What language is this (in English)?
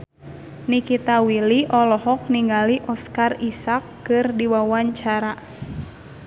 Sundanese